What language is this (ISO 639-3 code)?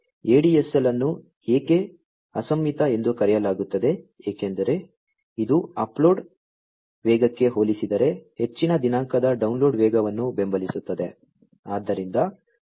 kan